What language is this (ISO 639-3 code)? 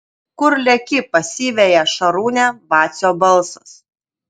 lit